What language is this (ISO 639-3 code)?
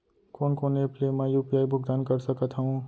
hne